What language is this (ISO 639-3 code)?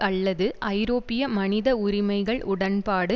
tam